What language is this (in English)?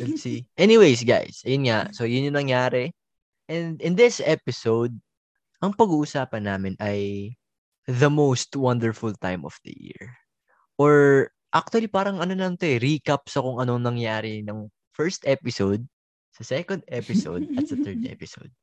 Filipino